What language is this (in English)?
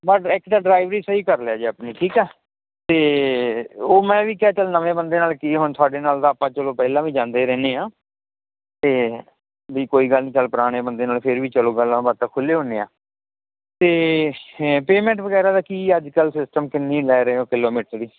Punjabi